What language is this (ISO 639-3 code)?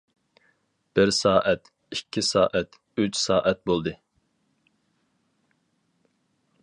uig